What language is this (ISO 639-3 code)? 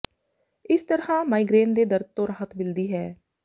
pan